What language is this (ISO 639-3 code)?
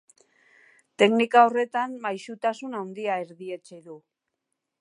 eus